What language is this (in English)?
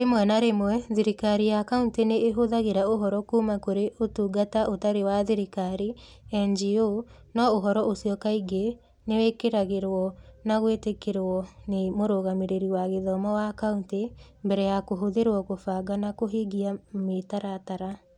Kikuyu